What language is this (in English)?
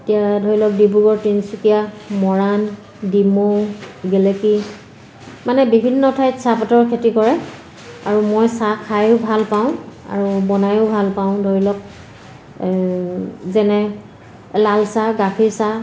Assamese